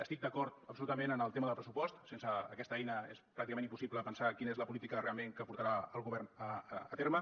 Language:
Catalan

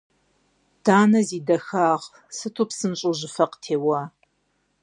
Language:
Kabardian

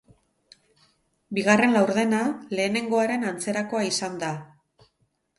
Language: Basque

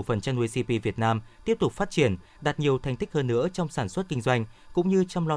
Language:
Vietnamese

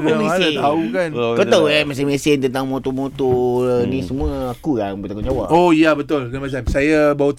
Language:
Malay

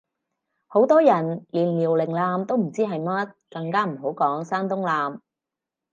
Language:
Cantonese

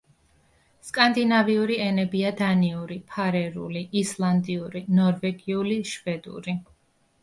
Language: Georgian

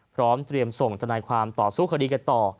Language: Thai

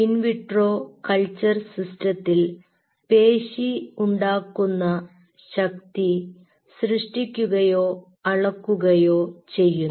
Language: Malayalam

